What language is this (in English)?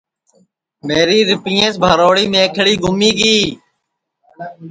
Sansi